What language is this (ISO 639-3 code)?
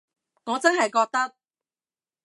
yue